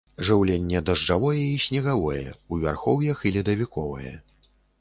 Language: Belarusian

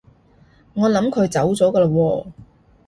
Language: Cantonese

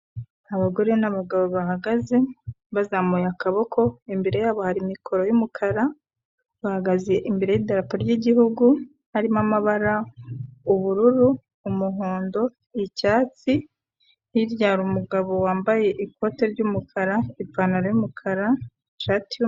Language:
Kinyarwanda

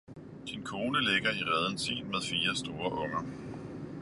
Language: Danish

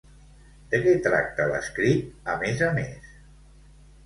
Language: Catalan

